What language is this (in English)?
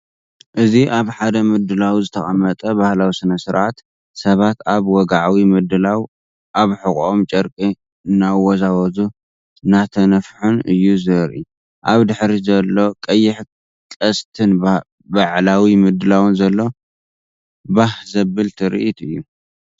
Tigrinya